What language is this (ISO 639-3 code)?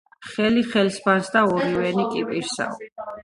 kat